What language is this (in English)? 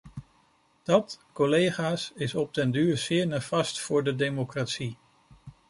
Dutch